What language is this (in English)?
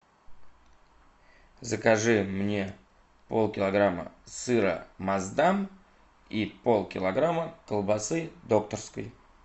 Russian